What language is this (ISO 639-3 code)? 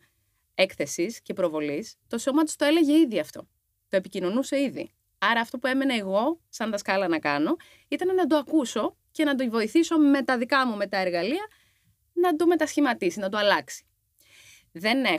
ell